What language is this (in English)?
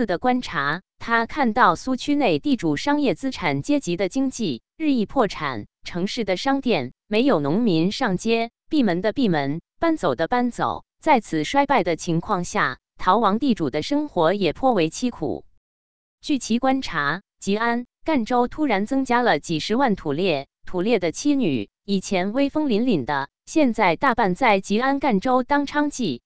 Chinese